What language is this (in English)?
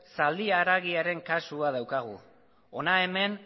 Basque